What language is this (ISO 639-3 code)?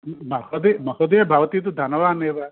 san